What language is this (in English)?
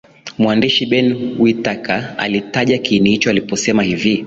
Swahili